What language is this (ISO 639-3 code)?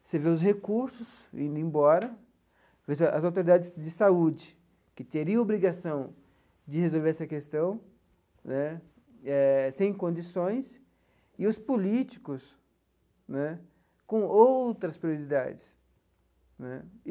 por